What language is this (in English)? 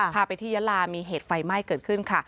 Thai